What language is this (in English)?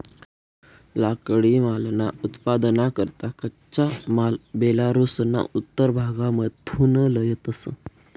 Marathi